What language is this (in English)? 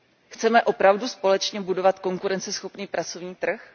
Czech